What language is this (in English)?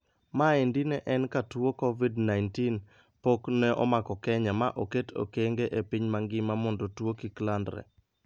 Luo (Kenya and Tanzania)